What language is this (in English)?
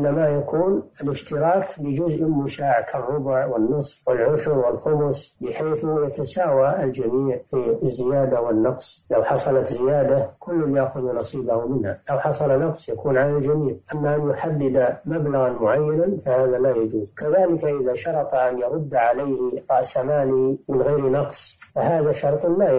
Arabic